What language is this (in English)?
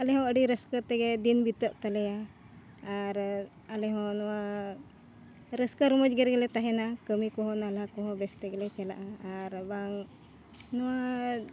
Santali